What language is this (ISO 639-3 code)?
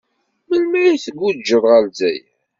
kab